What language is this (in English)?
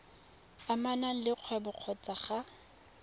Tswana